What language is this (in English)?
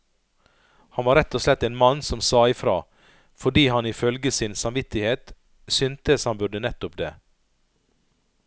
Norwegian